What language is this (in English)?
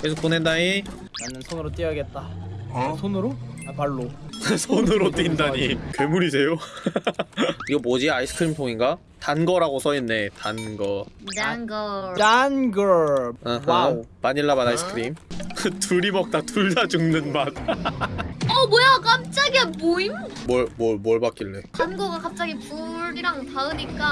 Korean